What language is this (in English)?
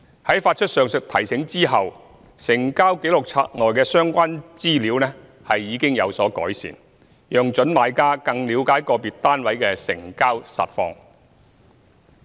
Cantonese